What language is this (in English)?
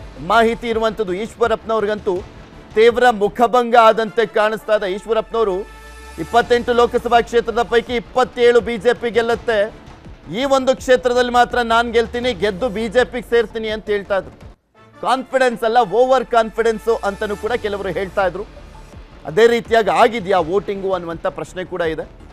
Kannada